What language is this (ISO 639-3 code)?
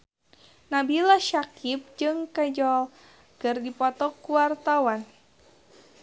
sun